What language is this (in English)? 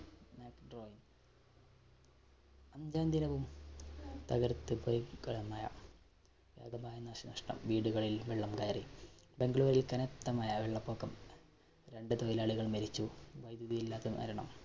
Malayalam